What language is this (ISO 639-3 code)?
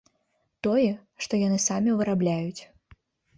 bel